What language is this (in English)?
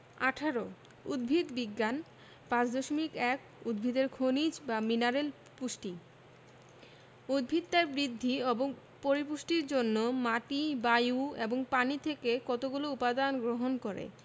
Bangla